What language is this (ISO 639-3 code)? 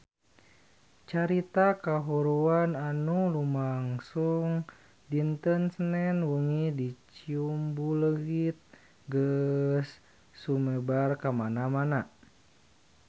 sun